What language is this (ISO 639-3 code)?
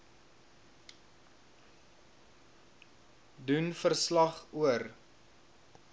afr